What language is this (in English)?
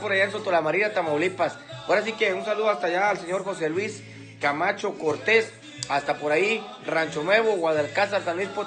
Spanish